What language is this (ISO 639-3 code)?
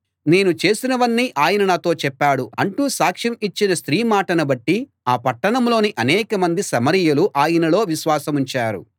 tel